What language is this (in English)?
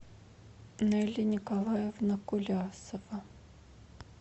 Russian